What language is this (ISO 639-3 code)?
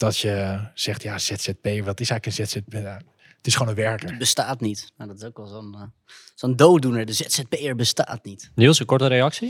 nld